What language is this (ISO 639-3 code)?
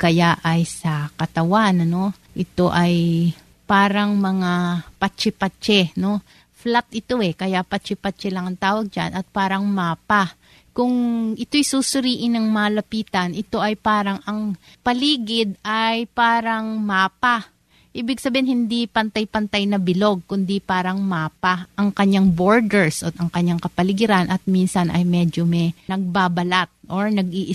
fil